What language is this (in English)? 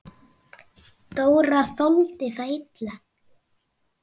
Icelandic